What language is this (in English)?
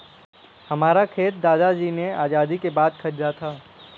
Hindi